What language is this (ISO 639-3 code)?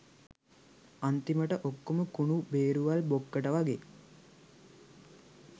sin